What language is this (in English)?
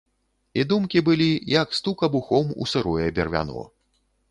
Belarusian